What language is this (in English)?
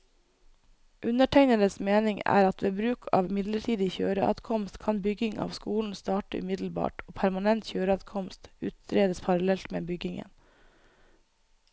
Norwegian